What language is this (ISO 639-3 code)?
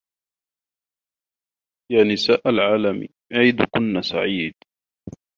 ara